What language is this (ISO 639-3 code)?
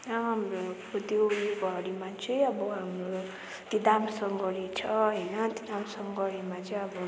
nep